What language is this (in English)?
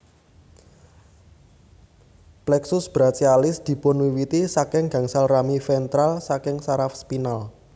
Javanese